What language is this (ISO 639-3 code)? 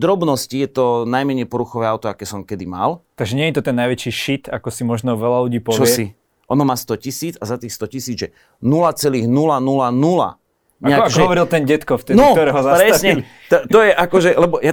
slk